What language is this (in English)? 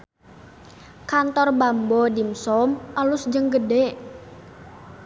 Sundanese